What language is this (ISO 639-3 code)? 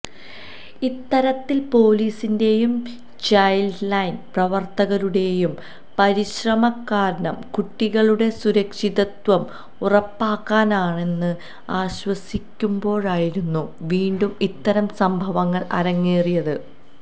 mal